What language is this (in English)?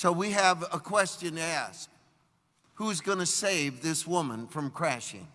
English